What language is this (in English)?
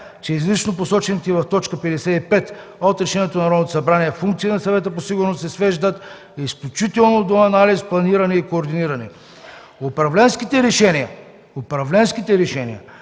Bulgarian